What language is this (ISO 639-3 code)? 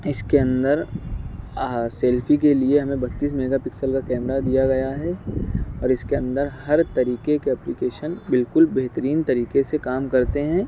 urd